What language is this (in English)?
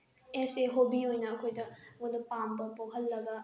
Manipuri